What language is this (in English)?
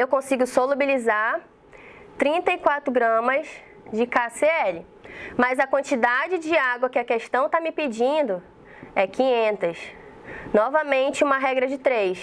Portuguese